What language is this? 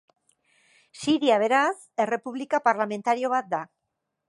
Basque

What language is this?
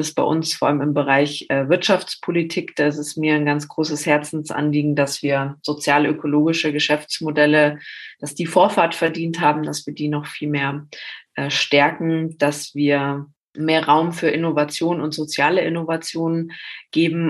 German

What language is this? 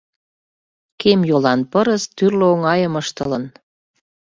Mari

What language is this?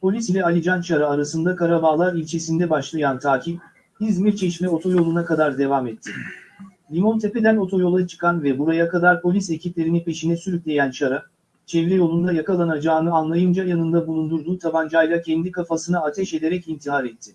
Turkish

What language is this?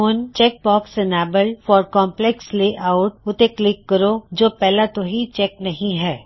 Punjabi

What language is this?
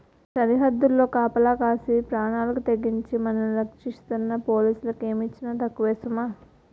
Telugu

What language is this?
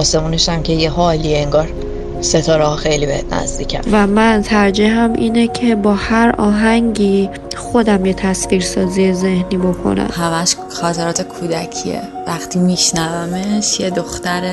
Persian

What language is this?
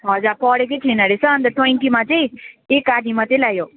Nepali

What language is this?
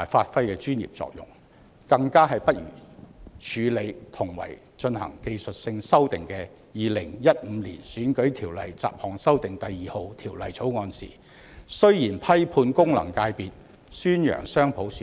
Cantonese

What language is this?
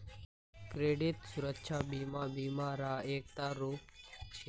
Magahi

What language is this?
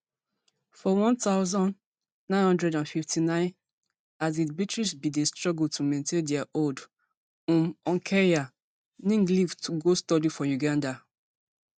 Nigerian Pidgin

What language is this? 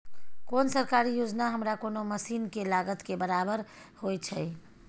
Maithili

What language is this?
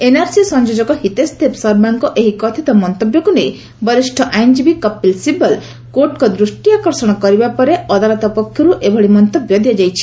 Odia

